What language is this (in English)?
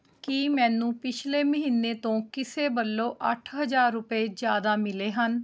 Punjabi